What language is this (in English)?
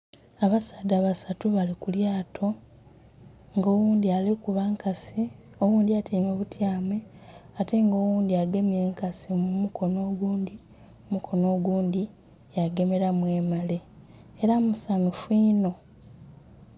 Soga